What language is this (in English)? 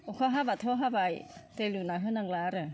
Bodo